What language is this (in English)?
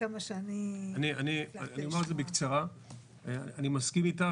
Hebrew